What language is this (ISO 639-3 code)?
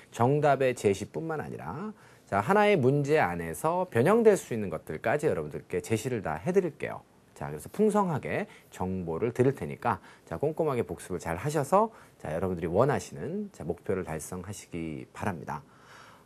kor